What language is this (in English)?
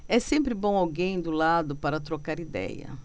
Portuguese